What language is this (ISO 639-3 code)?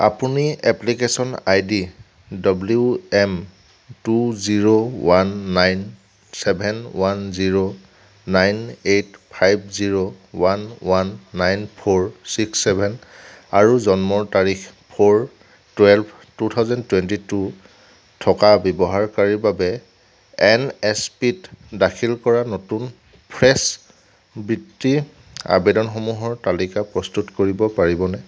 asm